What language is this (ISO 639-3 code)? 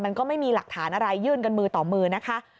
tha